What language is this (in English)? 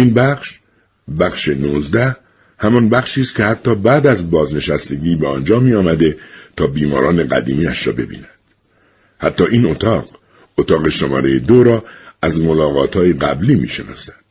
Persian